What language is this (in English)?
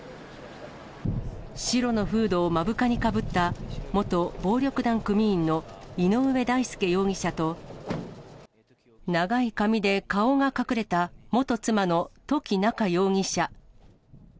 Japanese